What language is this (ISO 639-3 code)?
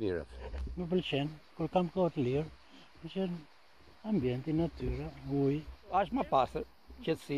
ron